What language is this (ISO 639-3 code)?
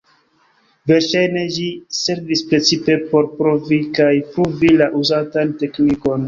epo